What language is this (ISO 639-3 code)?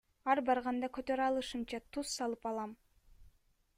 kir